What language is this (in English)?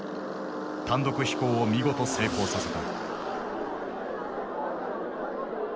Japanese